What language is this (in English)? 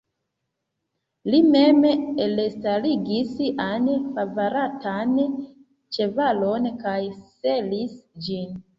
Esperanto